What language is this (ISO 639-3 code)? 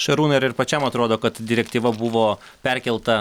lit